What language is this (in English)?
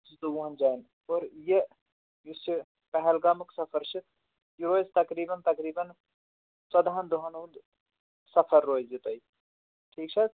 Kashmiri